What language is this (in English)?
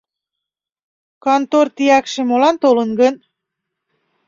Mari